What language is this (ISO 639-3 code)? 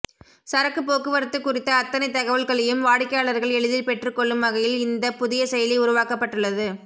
tam